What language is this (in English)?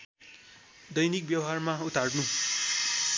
Nepali